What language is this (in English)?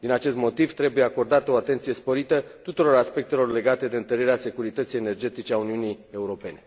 Romanian